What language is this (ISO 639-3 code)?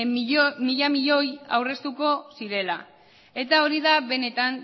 eus